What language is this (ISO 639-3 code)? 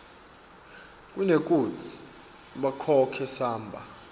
ssw